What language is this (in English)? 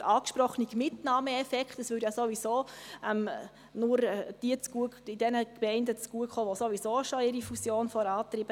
Swiss German